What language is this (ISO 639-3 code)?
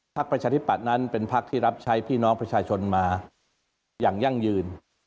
tha